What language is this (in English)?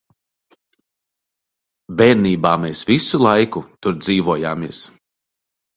Latvian